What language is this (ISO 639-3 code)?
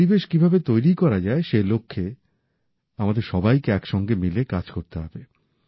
ben